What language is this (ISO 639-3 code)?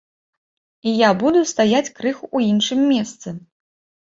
bel